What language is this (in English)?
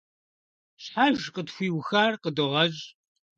Kabardian